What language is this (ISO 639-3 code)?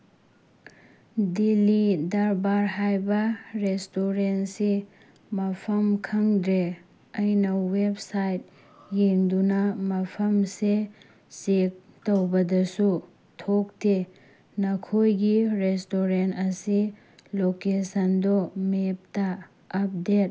mni